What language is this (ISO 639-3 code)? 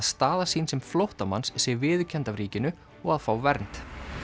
isl